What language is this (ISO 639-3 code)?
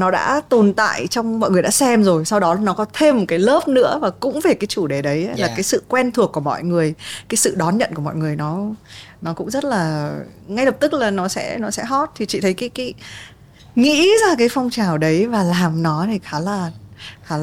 vie